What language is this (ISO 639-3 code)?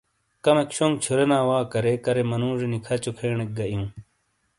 scl